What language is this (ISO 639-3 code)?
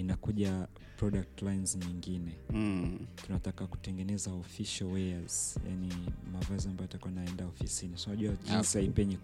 swa